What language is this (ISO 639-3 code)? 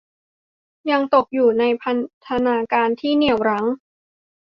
tha